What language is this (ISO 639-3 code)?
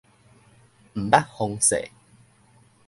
nan